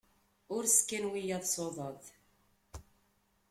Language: Kabyle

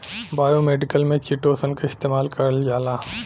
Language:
Bhojpuri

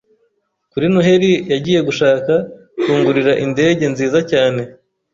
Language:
Kinyarwanda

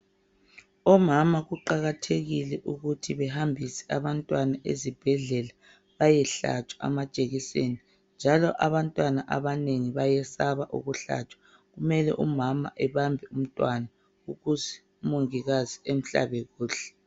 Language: North Ndebele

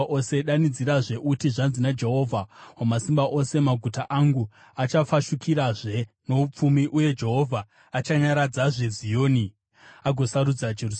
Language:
Shona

